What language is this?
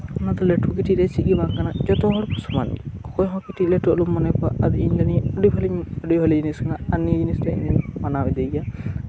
Santali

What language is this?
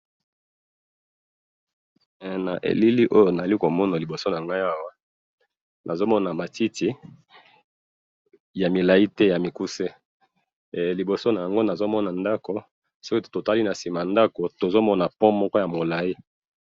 Lingala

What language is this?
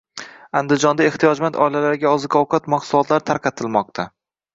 Uzbek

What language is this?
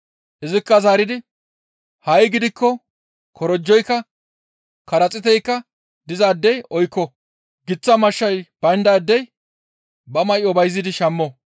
Gamo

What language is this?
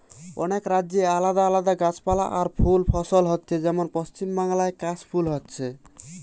Bangla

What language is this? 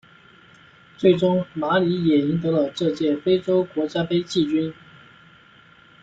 Chinese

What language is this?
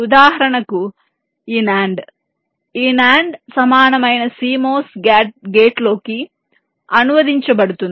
Telugu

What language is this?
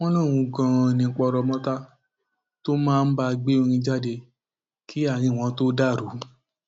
Yoruba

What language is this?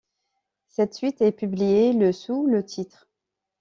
French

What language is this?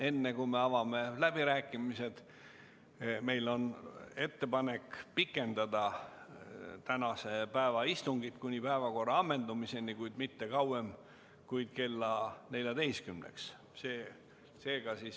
Estonian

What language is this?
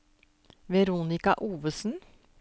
Norwegian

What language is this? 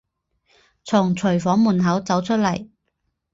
Chinese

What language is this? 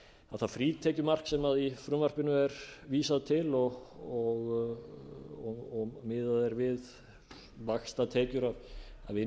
Icelandic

